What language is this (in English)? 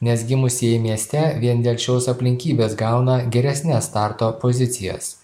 Lithuanian